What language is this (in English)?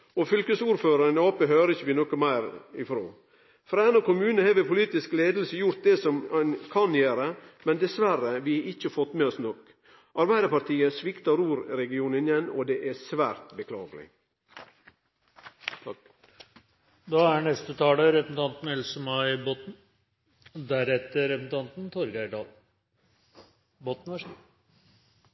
Norwegian